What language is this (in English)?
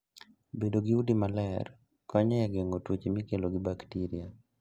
Luo (Kenya and Tanzania)